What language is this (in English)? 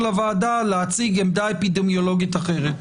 Hebrew